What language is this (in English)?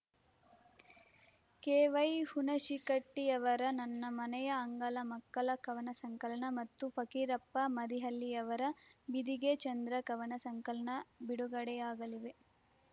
Kannada